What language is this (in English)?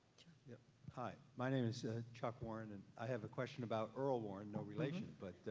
English